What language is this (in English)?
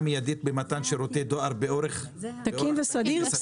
Hebrew